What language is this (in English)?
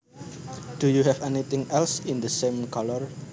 Javanese